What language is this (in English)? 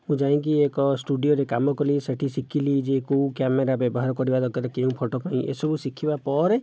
Odia